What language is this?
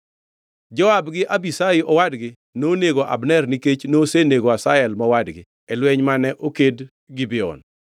Luo (Kenya and Tanzania)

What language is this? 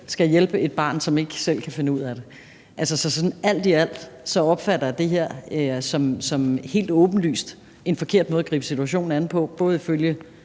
Danish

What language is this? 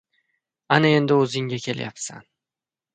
Uzbek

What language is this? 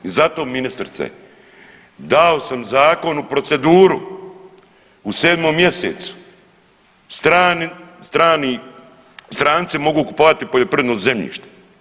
Croatian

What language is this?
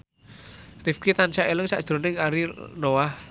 Javanese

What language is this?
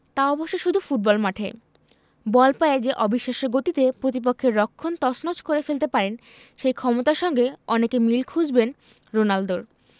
Bangla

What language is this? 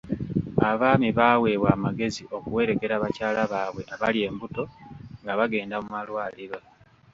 Ganda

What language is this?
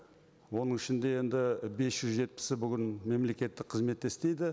Kazakh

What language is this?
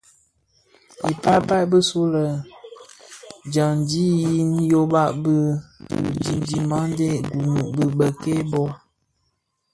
Bafia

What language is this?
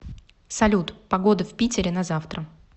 Russian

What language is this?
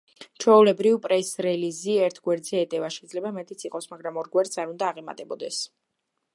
Georgian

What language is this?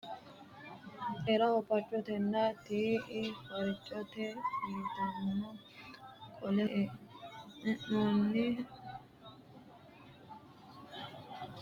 Sidamo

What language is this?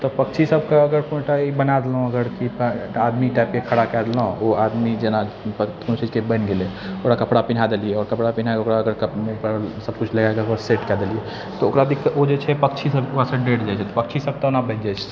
Maithili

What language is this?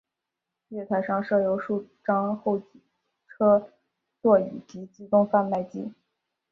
Chinese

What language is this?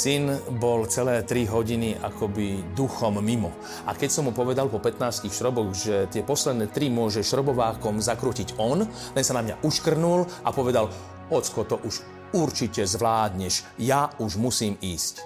Slovak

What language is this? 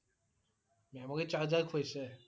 Assamese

